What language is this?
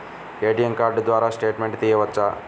Telugu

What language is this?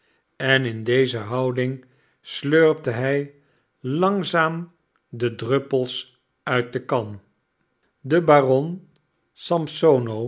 Dutch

